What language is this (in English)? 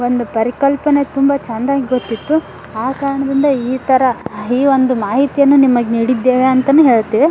Kannada